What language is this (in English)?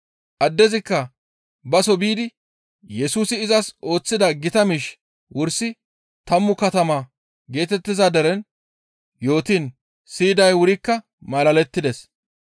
Gamo